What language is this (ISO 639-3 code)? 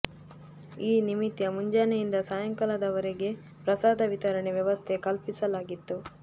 kan